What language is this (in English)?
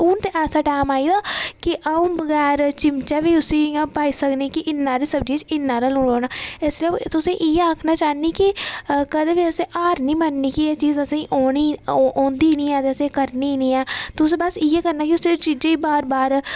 Dogri